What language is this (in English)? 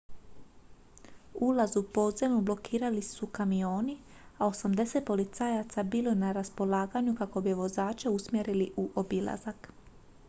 Croatian